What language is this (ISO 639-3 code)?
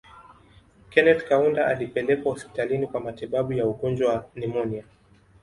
swa